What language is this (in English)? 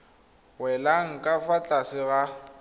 Tswana